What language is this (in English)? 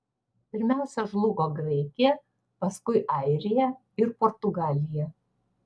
Lithuanian